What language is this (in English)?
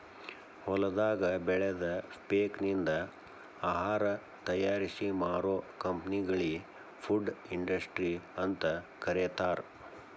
Kannada